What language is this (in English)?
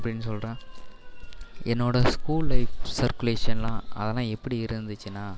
Tamil